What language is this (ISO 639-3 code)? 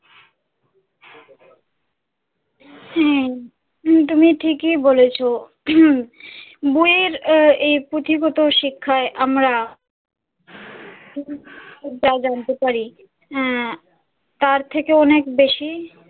ben